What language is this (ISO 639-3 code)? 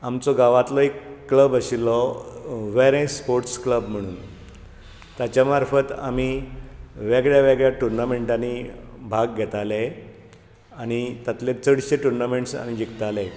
kok